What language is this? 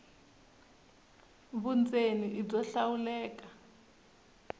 Tsonga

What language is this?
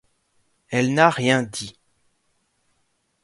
French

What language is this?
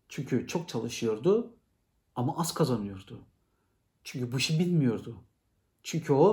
Turkish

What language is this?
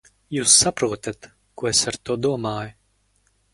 Latvian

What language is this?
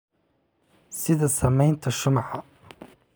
Somali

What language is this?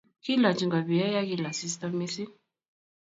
Kalenjin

